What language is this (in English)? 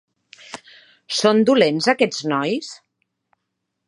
Catalan